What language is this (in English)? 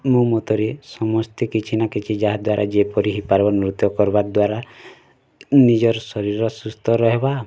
Odia